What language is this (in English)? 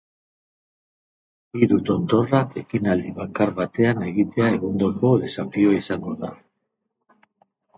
Basque